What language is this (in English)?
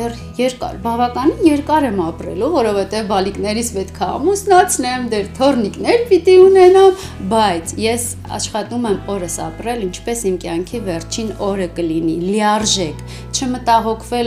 Romanian